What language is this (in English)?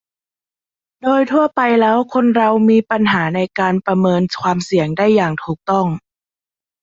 Thai